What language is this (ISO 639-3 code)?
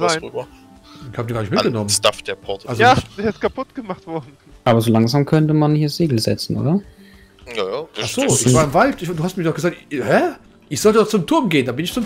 deu